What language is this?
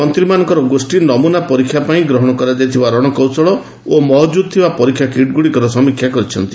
Odia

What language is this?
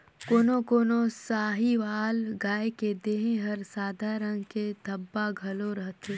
Chhattisgarhi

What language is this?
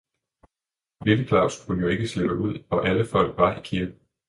Danish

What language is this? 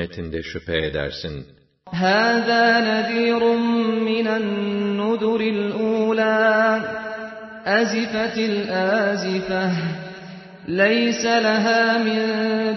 Turkish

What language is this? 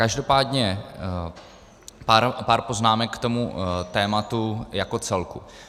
Czech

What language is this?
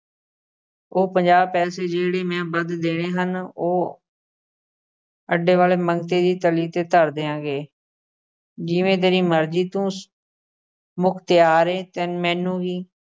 Punjabi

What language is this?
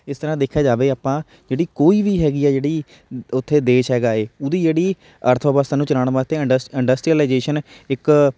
Punjabi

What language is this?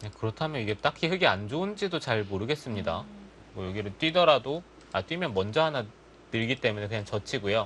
Korean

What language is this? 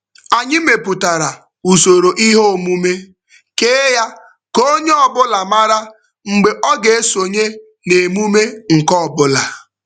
Igbo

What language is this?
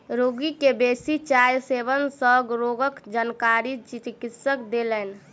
Maithili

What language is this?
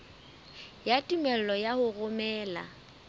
Southern Sotho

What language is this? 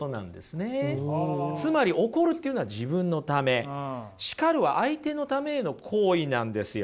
Japanese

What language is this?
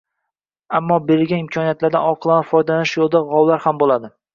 Uzbek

